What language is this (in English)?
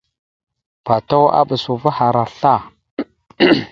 Mada (Cameroon)